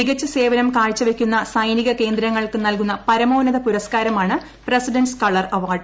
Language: Malayalam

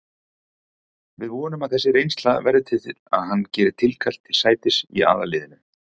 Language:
Icelandic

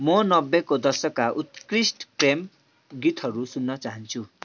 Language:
Nepali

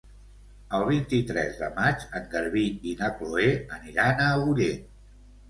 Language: Catalan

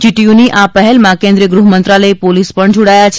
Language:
Gujarati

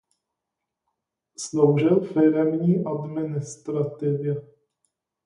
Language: Czech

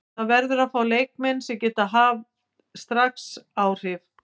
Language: Icelandic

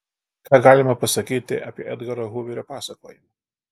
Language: Lithuanian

